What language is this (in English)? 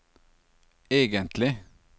Norwegian